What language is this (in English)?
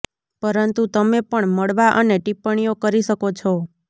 Gujarati